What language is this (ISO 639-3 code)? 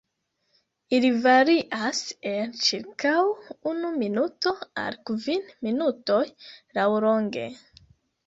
epo